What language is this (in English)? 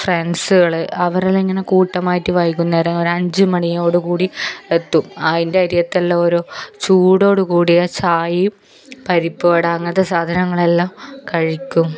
Malayalam